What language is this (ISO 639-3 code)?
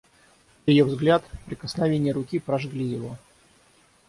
rus